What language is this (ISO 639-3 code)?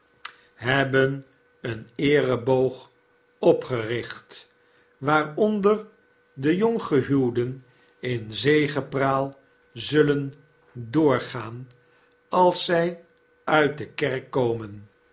nld